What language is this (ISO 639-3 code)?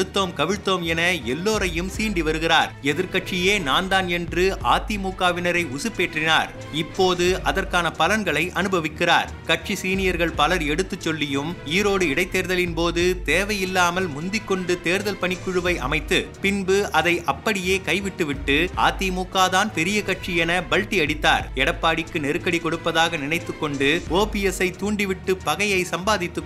tam